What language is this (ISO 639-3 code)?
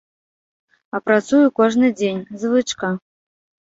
bel